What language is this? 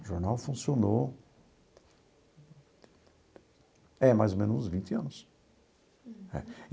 Portuguese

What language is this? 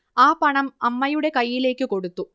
Malayalam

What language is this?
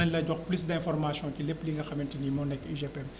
Wolof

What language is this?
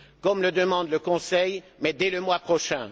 French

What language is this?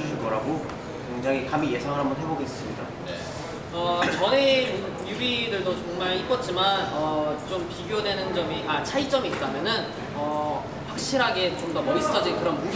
Korean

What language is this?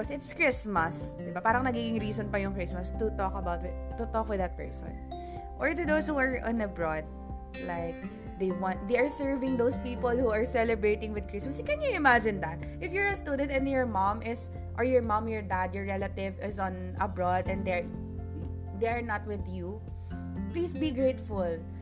Filipino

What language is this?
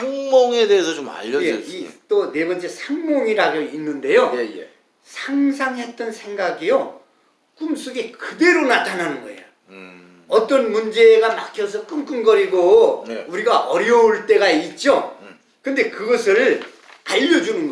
Korean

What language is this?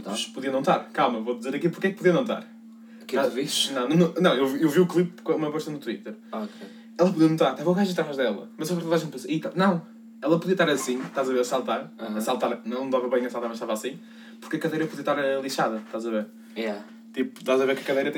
Portuguese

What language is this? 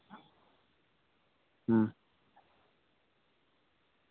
Santali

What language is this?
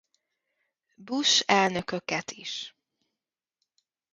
Hungarian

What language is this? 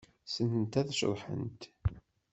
Kabyle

